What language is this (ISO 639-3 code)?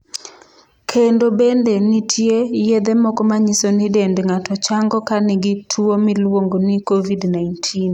luo